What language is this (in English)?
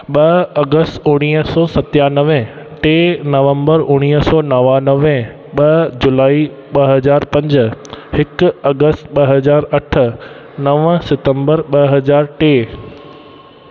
Sindhi